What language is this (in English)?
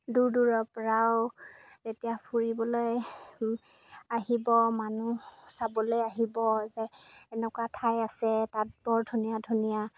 Assamese